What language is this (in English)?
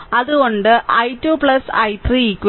Malayalam